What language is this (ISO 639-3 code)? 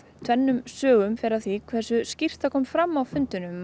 isl